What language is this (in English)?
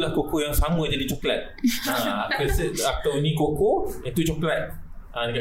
Malay